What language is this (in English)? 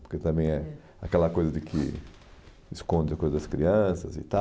Portuguese